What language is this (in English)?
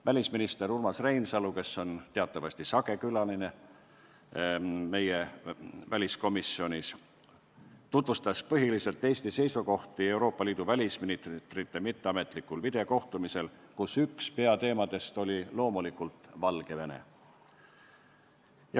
Estonian